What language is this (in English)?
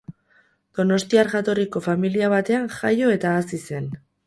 Basque